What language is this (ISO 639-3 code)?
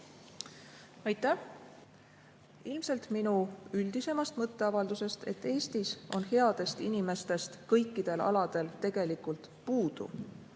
est